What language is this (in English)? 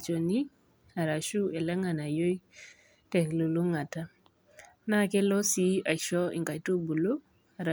Masai